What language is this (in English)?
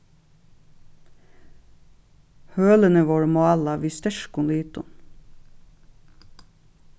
Faroese